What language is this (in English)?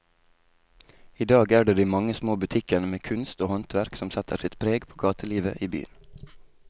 Norwegian